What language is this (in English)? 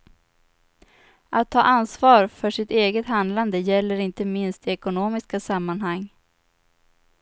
Swedish